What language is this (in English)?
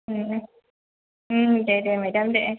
Bodo